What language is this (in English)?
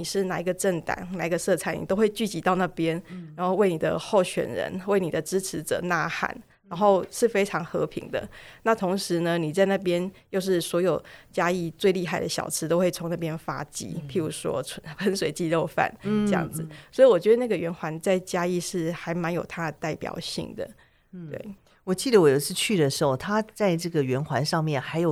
Chinese